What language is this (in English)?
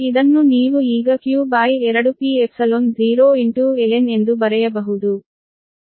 Kannada